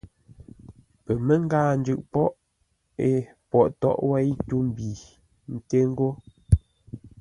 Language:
Ngombale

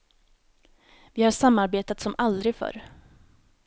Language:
Swedish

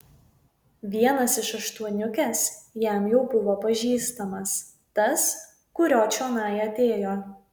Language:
Lithuanian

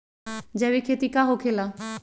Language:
Magahi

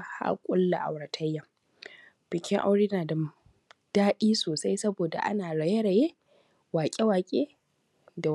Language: Hausa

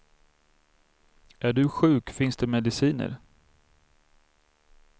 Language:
Swedish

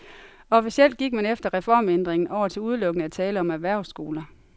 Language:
Danish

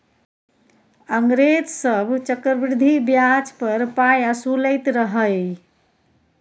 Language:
Maithili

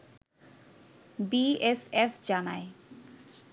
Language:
Bangla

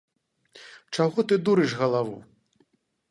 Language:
Belarusian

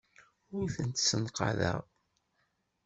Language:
Kabyle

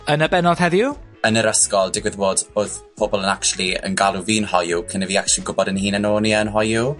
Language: Welsh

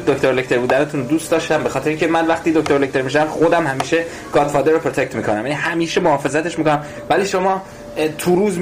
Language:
Persian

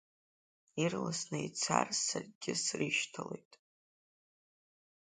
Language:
Abkhazian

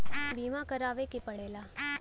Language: Bhojpuri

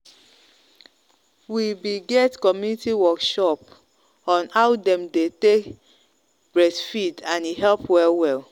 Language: Nigerian Pidgin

